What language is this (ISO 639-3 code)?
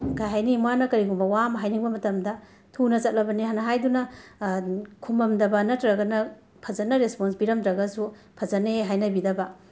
mni